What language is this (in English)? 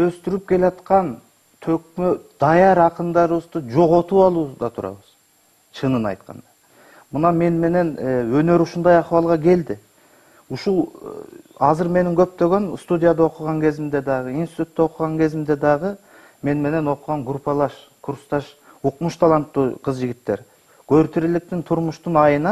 Turkish